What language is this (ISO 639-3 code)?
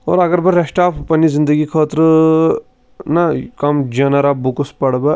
kas